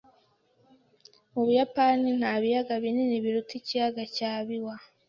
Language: Kinyarwanda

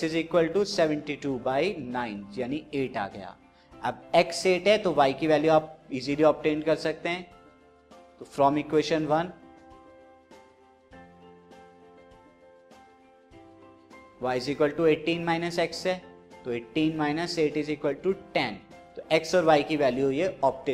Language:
Hindi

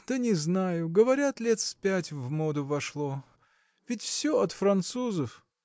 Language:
Russian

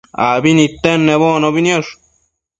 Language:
Matsés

